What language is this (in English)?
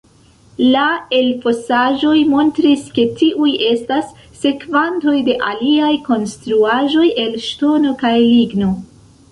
Esperanto